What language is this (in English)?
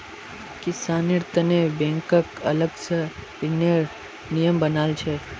Magahi